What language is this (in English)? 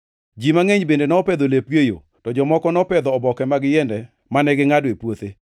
Luo (Kenya and Tanzania)